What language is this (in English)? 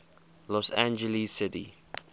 English